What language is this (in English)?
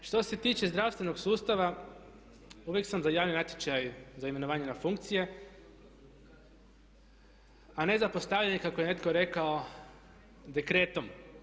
Croatian